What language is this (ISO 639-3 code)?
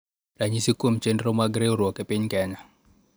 luo